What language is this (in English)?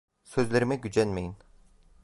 Turkish